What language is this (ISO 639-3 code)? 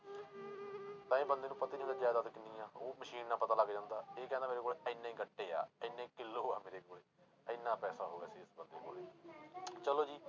pan